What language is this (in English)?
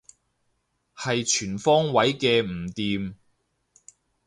Cantonese